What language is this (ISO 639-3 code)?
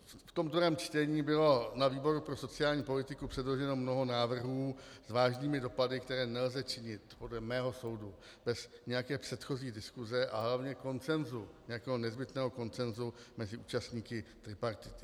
ces